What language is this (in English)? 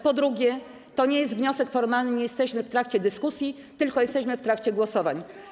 Polish